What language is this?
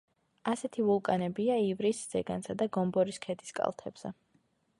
Georgian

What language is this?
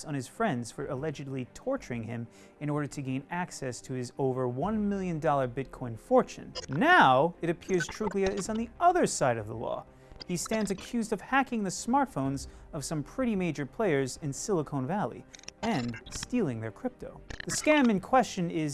English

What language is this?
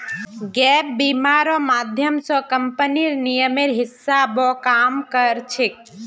Magahi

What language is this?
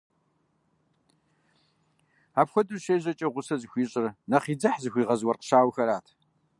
Kabardian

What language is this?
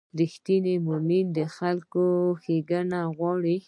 Pashto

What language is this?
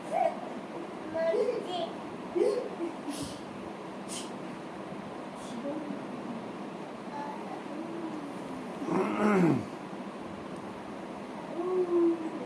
Urdu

